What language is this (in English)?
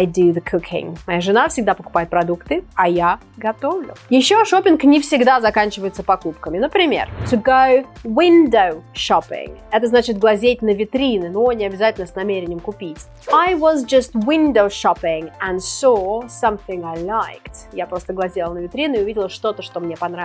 Russian